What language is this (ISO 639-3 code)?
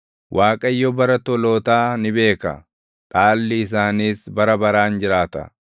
orm